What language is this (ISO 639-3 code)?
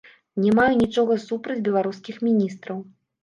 bel